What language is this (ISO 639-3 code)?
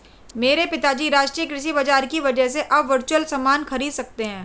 hin